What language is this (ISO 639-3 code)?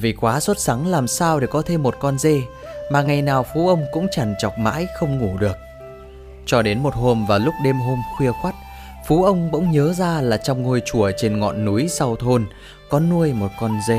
vie